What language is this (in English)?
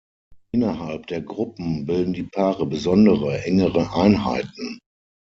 German